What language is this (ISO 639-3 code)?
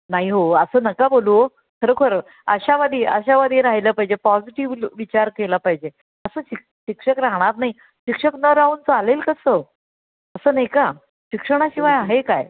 mar